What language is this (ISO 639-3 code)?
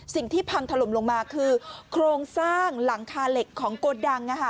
tha